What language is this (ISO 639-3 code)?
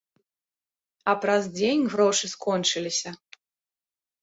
bel